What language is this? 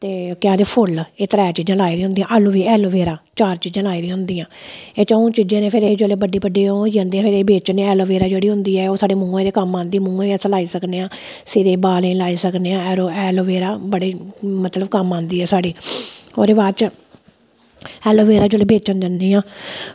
Dogri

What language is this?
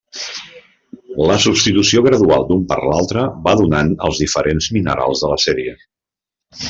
Catalan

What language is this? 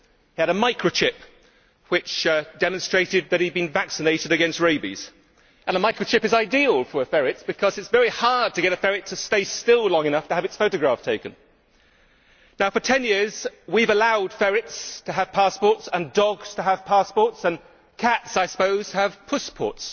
English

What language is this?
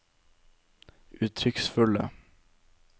Norwegian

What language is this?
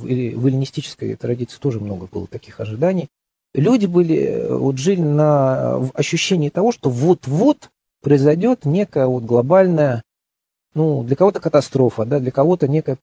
Russian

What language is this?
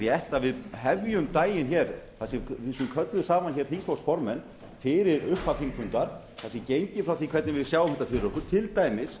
Icelandic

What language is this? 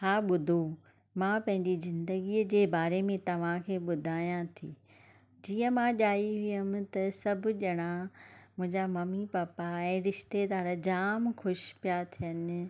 Sindhi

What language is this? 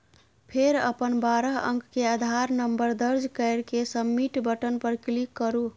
Maithili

